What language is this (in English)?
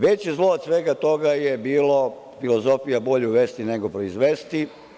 Serbian